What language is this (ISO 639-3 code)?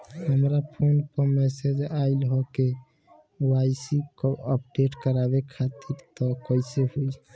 bho